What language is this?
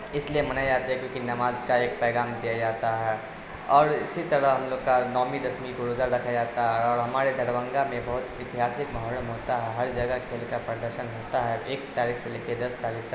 Urdu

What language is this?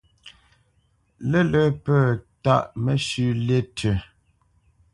Bamenyam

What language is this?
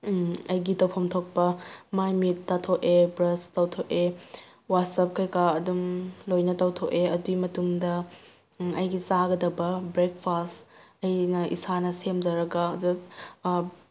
Manipuri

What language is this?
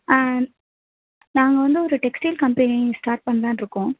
Tamil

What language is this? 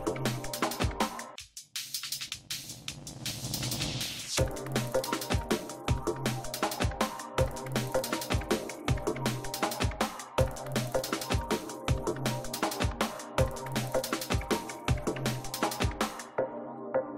English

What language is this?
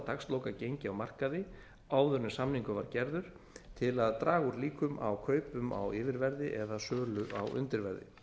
Icelandic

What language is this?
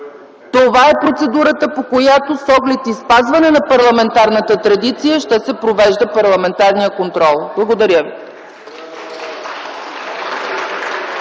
Bulgarian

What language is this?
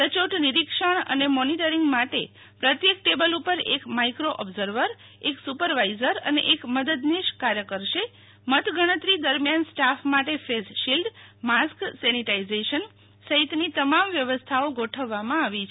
Gujarati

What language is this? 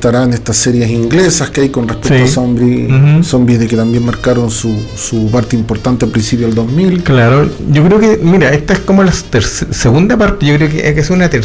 Spanish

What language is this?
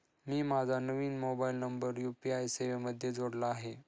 Marathi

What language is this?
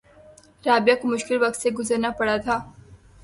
Urdu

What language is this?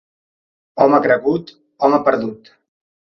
Catalan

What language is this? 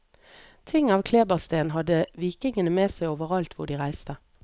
Norwegian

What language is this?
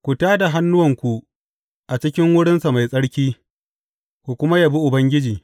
Hausa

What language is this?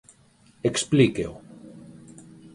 Galician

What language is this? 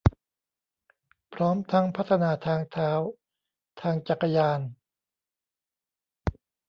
Thai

